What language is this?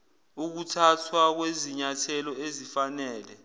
Zulu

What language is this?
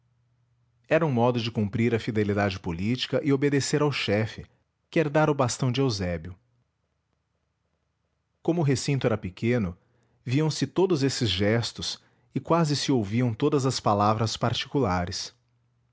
Portuguese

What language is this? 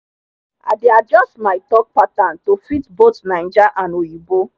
Nigerian Pidgin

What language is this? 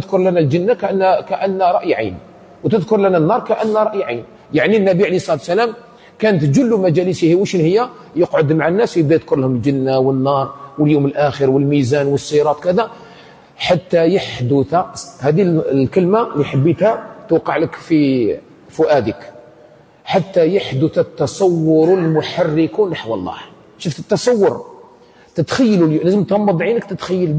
Arabic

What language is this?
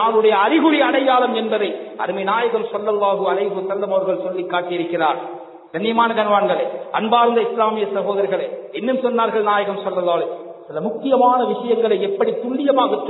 Arabic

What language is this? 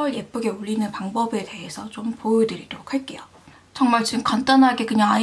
Korean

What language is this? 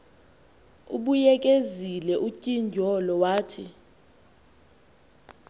Xhosa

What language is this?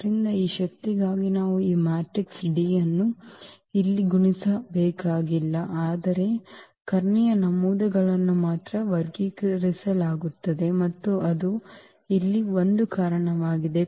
Kannada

